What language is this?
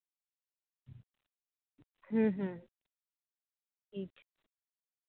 Santali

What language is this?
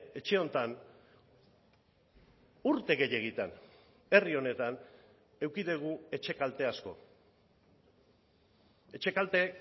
Basque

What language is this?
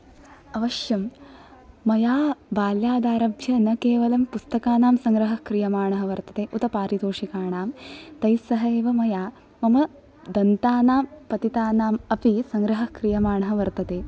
Sanskrit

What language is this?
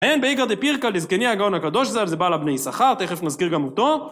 Hebrew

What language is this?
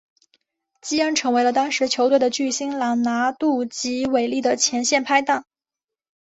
Chinese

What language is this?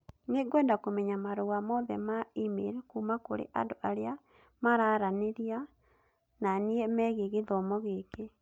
Kikuyu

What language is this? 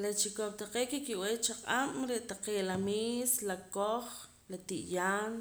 Poqomam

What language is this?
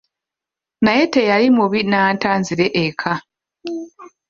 Ganda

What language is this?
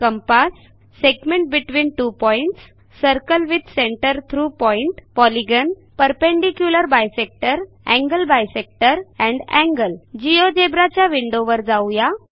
Marathi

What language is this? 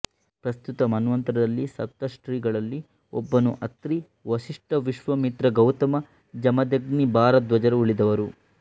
Kannada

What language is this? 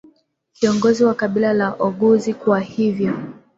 Swahili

